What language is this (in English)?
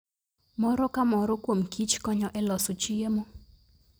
Luo (Kenya and Tanzania)